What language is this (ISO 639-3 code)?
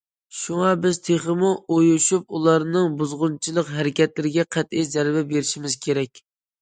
uig